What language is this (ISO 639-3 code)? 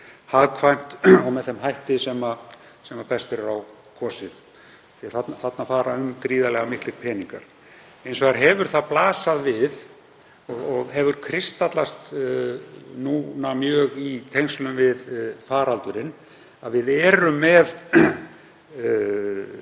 isl